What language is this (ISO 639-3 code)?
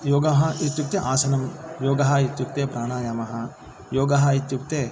san